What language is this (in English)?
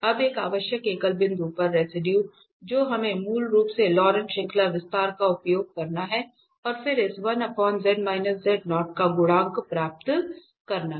Hindi